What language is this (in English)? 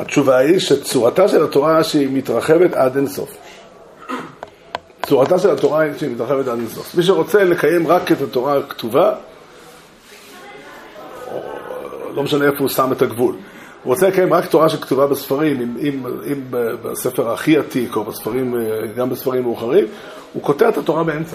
Hebrew